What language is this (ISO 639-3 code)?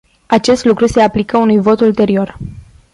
ron